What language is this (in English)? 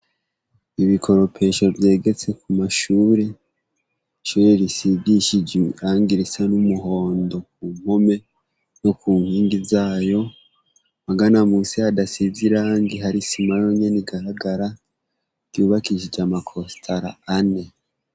Rundi